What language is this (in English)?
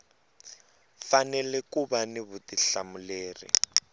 Tsonga